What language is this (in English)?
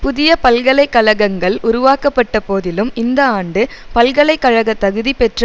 Tamil